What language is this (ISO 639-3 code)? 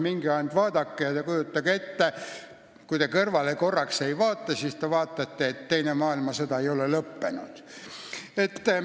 est